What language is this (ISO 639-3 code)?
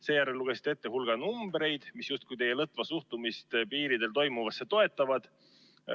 est